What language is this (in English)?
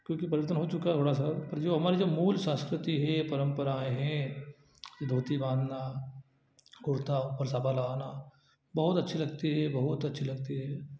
Hindi